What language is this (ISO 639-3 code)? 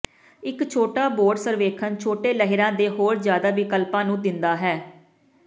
pan